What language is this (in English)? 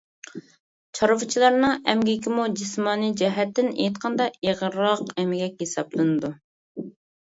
Uyghur